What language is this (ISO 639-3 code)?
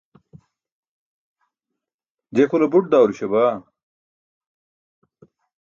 bsk